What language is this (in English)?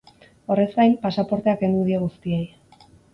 Basque